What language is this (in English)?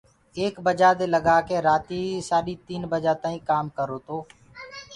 Gurgula